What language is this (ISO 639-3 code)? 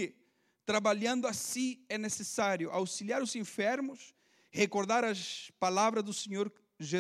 por